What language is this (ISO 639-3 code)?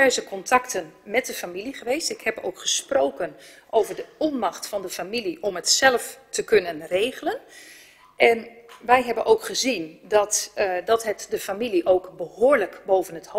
nld